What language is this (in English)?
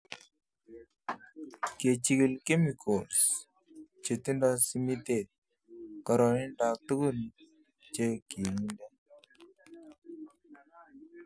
Kalenjin